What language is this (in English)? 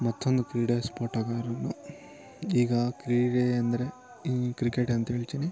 Kannada